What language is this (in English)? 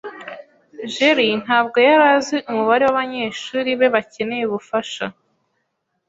Kinyarwanda